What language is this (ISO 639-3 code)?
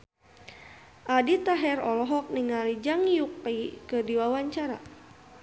sun